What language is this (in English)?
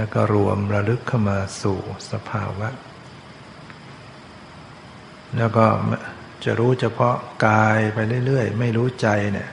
Thai